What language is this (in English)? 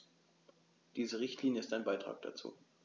German